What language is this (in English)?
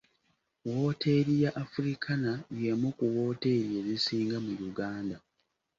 Ganda